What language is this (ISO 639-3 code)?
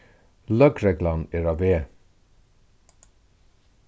fao